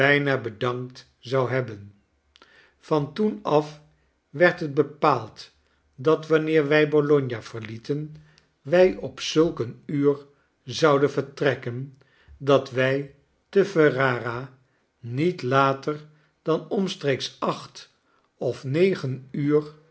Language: Dutch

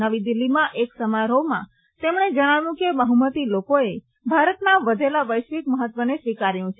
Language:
Gujarati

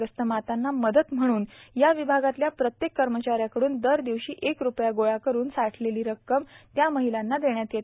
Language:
Marathi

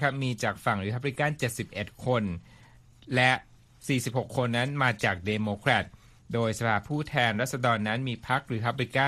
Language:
Thai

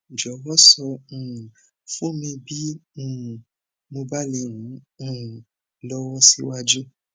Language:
Yoruba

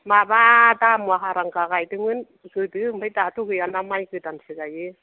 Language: Bodo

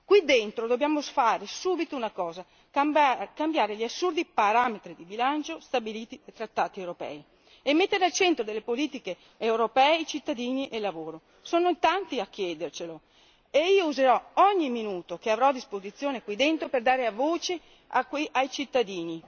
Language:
Italian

